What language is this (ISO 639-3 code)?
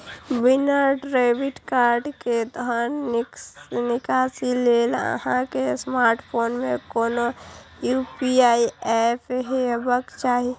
mai